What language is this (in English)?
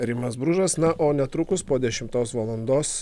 Lithuanian